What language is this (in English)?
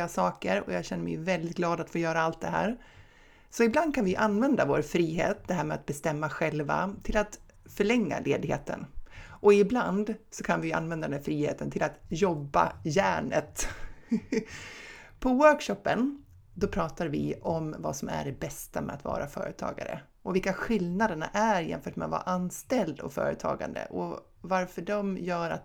Swedish